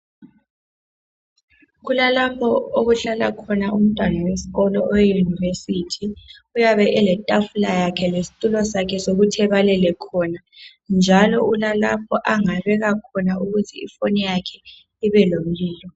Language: North Ndebele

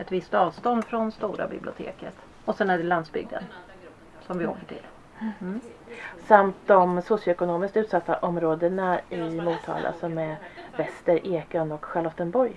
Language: Swedish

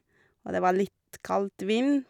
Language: Norwegian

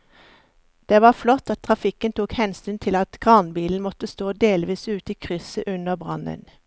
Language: Norwegian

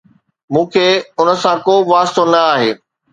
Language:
Sindhi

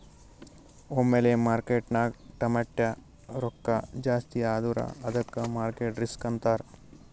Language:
Kannada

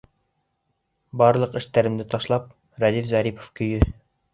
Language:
Bashkir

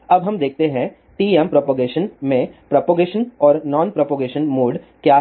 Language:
Hindi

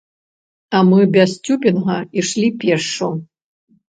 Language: Belarusian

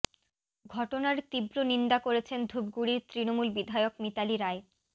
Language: Bangla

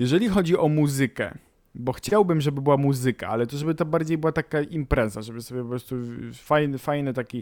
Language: Polish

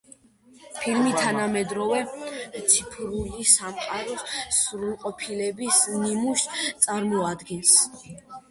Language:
Georgian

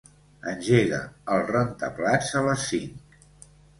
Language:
Catalan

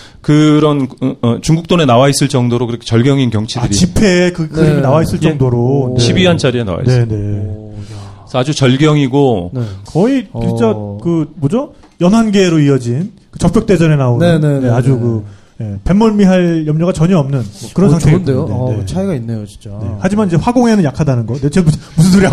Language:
Korean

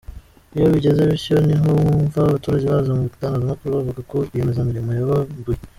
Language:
Kinyarwanda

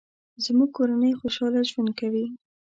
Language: Pashto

